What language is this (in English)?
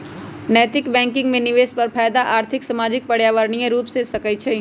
Magahi